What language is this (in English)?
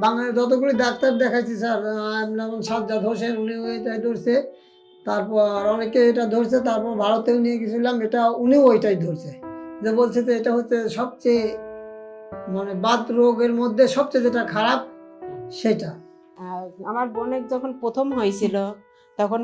Turkish